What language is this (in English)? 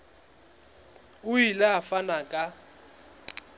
Southern Sotho